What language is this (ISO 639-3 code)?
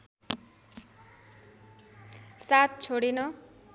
nep